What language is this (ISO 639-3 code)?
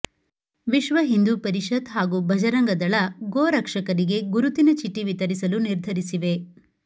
kan